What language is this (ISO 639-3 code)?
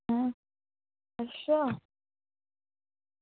doi